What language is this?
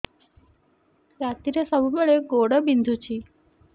Odia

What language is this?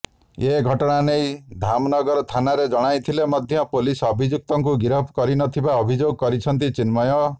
Odia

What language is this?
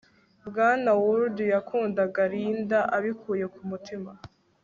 Kinyarwanda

